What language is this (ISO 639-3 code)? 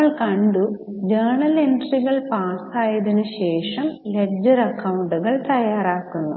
mal